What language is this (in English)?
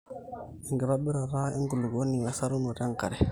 Masai